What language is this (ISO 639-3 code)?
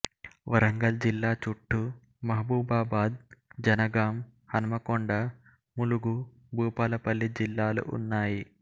tel